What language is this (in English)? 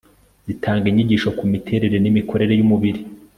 Kinyarwanda